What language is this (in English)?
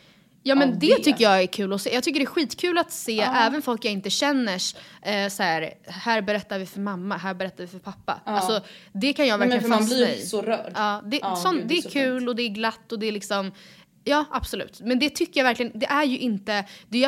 Swedish